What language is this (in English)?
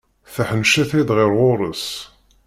Kabyle